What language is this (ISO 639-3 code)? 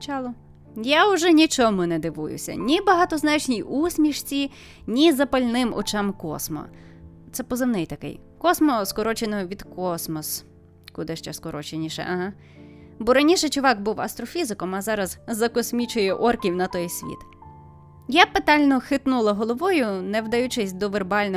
ukr